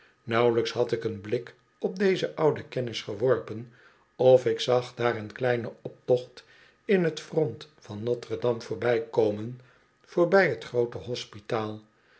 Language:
Dutch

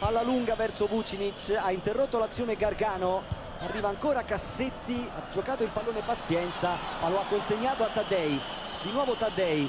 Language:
Italian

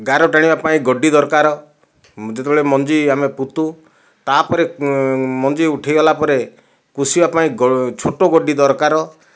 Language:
Odia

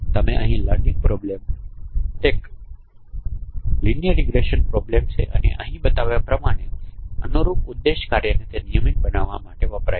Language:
Gujarati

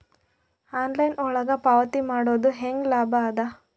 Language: Kannada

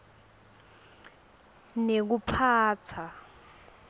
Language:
Swati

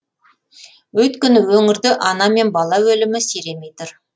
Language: Kazakh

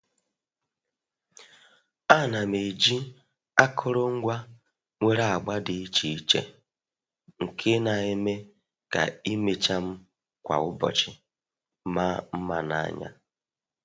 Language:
Igbo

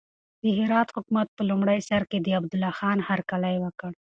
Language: Pashto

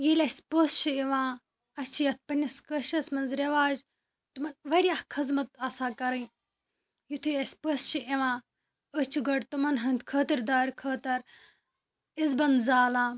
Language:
Kashmiri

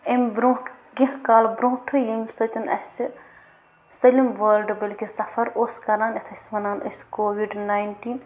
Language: Kashmiri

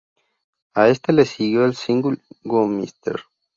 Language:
Spanish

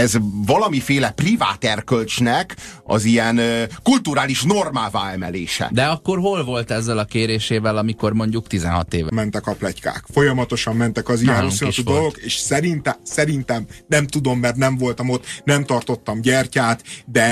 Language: Hungarian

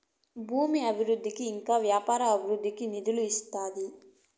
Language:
Telugu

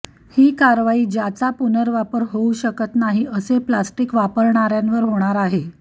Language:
Marathi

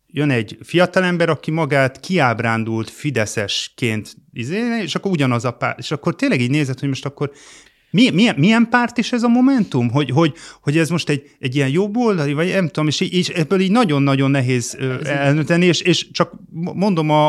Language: Hungarian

